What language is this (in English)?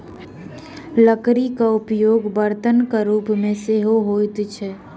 Maithili